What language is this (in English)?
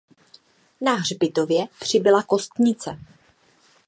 Czech